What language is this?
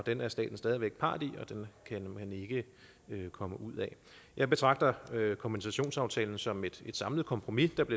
Danish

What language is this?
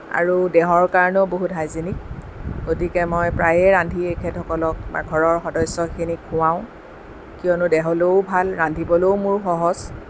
Assamese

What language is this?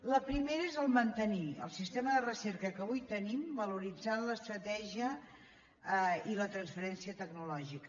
Catalan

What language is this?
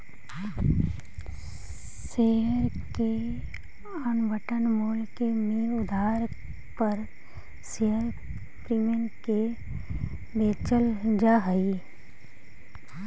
Magahi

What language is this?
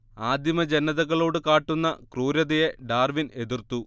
Malayalam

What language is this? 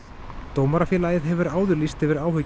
Icelandic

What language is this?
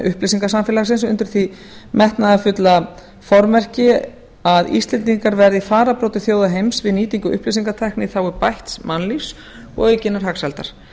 Icelandic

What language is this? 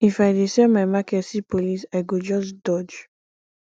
Nigerian Pidgin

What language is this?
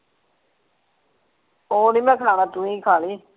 Punjabi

